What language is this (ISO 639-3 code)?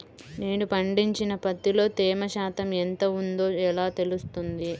tel